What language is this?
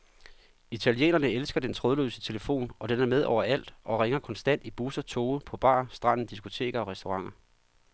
Danish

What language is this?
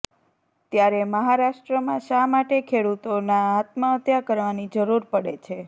Gujarati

